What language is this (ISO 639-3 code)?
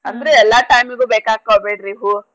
kan